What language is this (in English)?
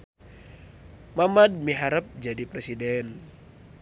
Sundanese